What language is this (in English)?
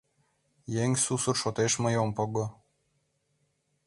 Mari